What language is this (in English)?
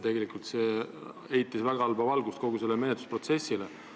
Estonian